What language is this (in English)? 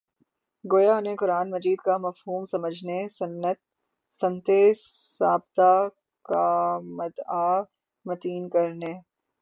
Urdu